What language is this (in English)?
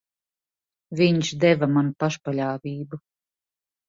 Latvian